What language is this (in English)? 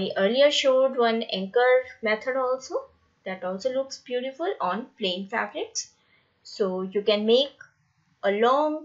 English